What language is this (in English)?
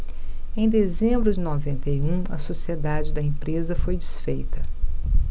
Portuguese